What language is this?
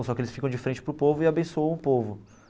Portuguese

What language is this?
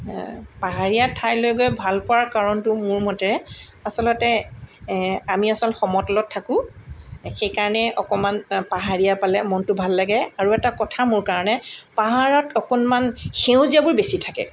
Assamese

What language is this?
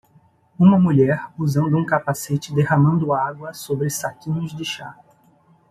Portuguese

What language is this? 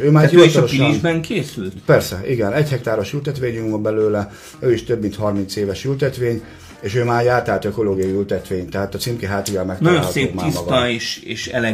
Hungarian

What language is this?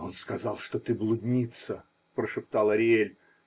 Russian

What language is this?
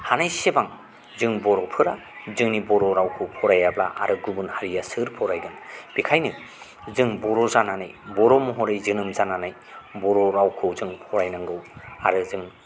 Bodo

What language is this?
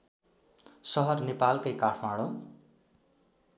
Nepali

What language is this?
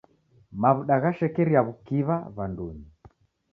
Taita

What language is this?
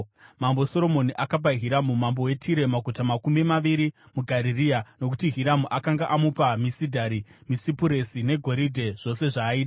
Shona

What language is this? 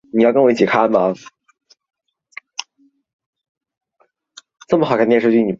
Chinese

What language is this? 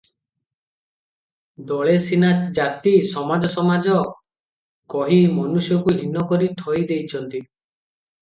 Odia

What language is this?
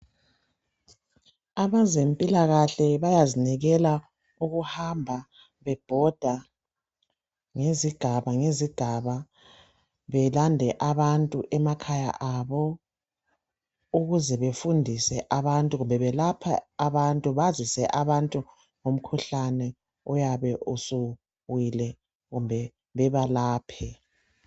North Ndebele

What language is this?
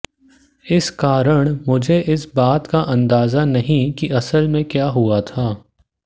Hindi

